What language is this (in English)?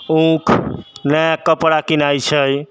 Maithili